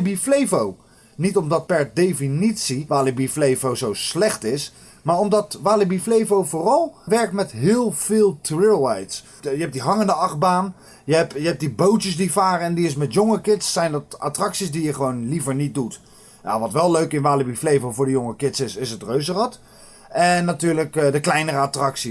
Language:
Dutch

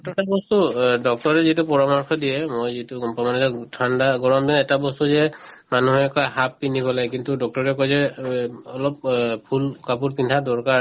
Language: Assamese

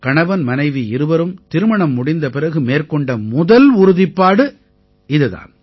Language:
Tamil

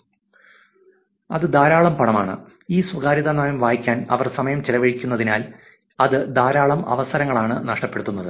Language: Malayalam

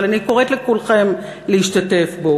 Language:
Hebrew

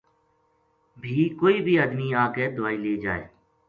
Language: Gujari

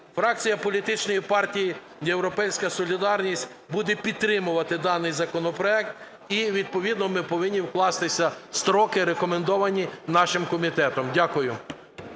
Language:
Ukrainian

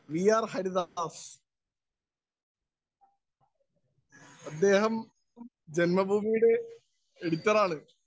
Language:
Malayalam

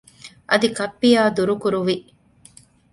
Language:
Divehi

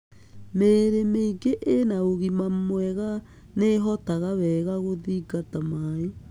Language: Kikuyu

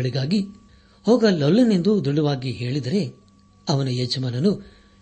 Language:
Kannada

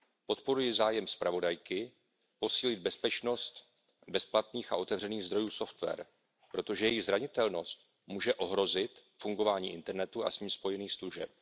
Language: Czech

